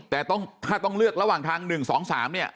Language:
Thai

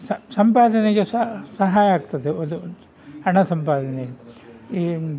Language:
Kannada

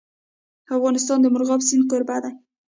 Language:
Pashto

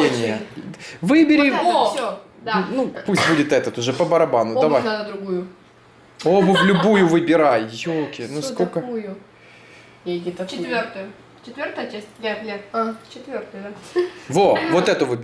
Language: Russian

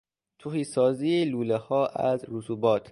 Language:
Persian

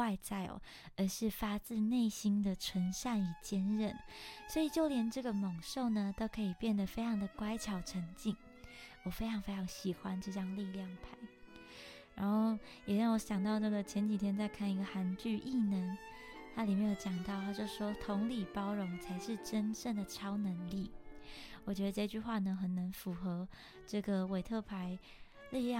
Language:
Chinese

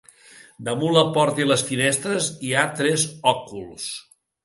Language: Catalan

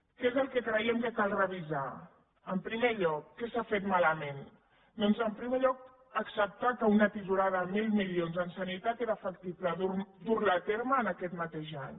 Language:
Catalan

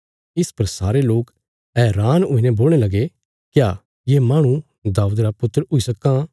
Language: Bilaspuri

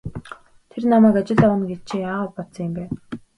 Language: Mongolian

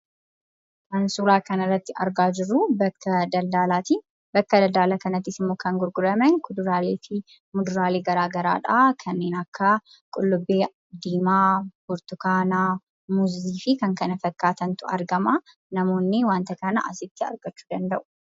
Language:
Oromo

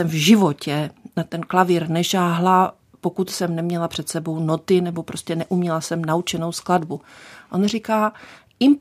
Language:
Czech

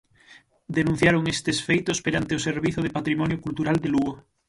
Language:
Galician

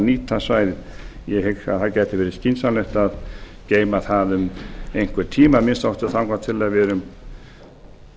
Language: Icelandic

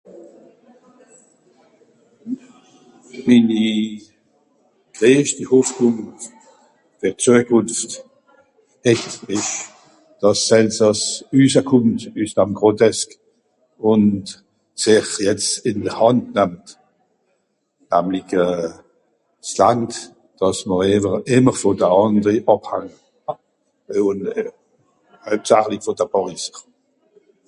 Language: Swiss German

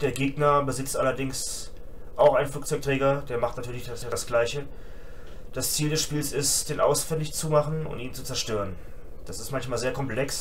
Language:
German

